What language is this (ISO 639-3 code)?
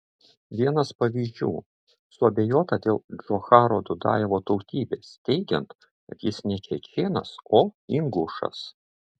lit